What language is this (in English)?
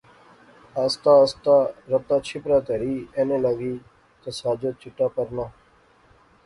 Pahari-Potwari